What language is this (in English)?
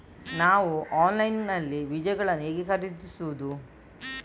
Kannada